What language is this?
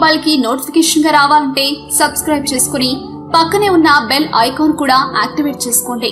Telugu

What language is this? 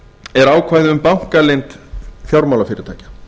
Icelandic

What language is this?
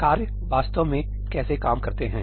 Hindi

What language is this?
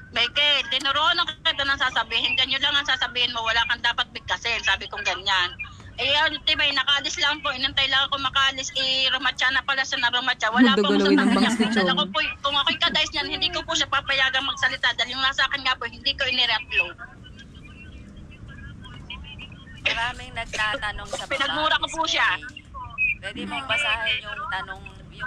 Filipino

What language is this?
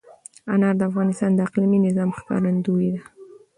Pashto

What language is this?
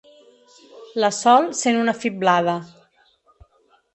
Catalan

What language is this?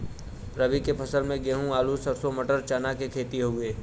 Bhojpuri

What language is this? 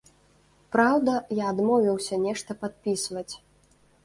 Belarusian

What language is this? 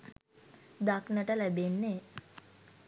Sinhala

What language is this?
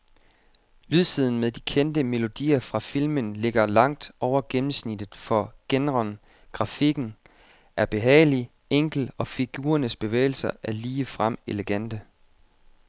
Danish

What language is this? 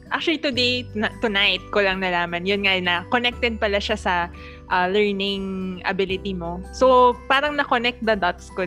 Filipino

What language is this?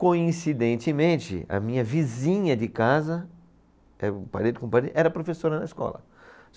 Portuguese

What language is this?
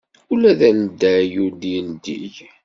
Kabyle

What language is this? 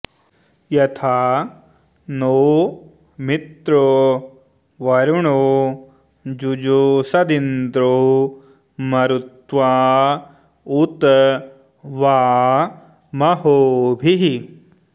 Sanskrit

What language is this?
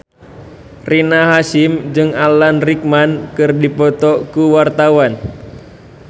Sundanese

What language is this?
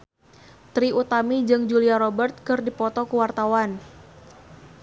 Sundanese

